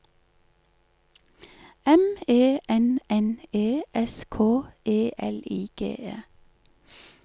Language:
Norwegian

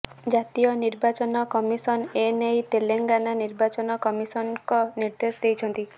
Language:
Odia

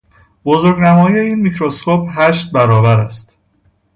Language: Persian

